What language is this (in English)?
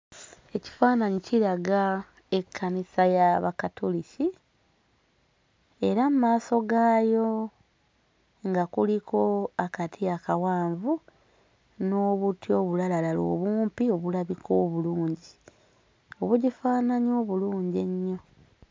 Ganda